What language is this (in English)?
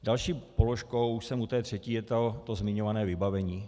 Czech